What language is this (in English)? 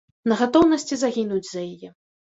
Belarusian